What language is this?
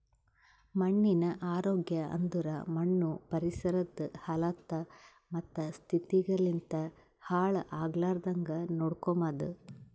Kannada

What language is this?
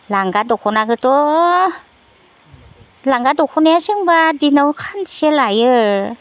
Bodo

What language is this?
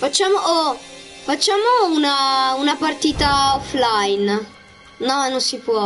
Italian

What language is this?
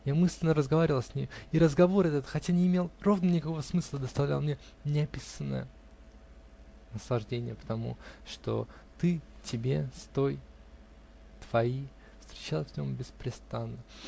Russian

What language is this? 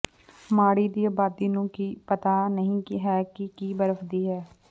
Punjabi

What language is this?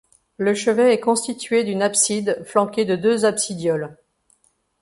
French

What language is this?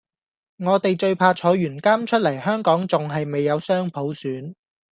Cantonese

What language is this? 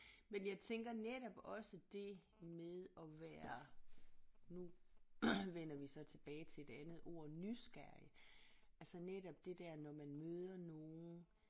Danish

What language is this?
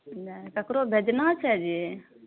Maithili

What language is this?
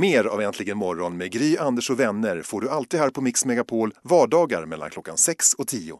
Swedish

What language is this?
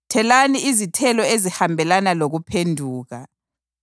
North Ndebele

